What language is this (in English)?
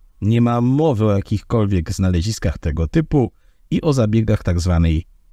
Polish